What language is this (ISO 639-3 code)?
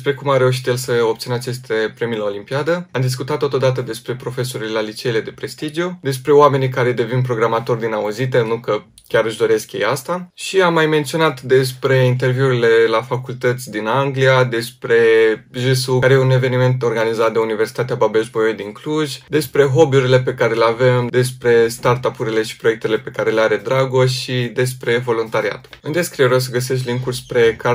ron